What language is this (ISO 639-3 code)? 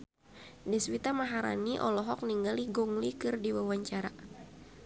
sun